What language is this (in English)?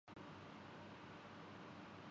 Urdu